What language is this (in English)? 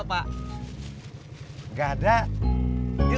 Indonesian